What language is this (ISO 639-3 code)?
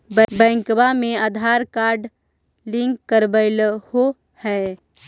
mag